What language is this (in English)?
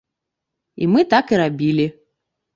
Belarusian